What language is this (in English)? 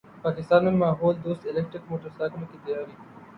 Urdu